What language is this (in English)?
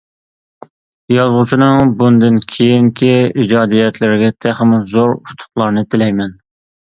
Uyghur